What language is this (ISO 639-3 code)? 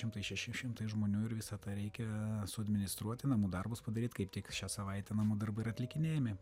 lit